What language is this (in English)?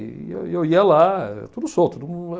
Portuguese